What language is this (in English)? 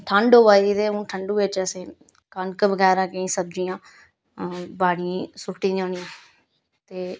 Dogri